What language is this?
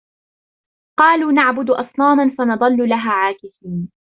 Arabic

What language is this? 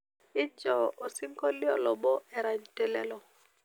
Masai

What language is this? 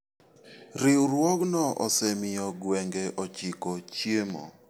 Luo (Kenya and Tanzania)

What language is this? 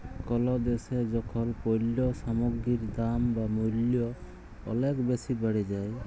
Bangla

